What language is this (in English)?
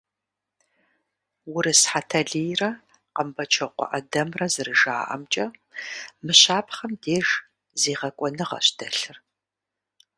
Kabardian